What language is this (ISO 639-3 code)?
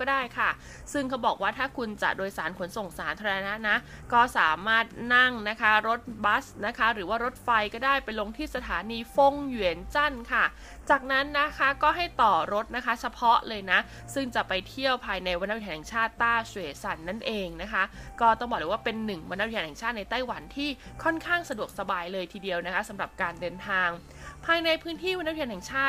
tha